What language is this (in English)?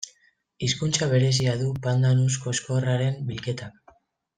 Basque